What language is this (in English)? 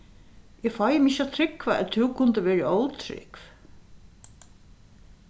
Faroese